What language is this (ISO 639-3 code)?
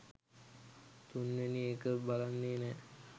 sin